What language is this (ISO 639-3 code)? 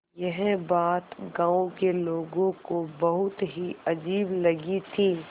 hin